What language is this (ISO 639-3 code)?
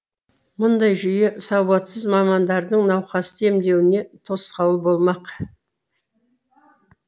kaz